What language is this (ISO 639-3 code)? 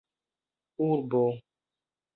epo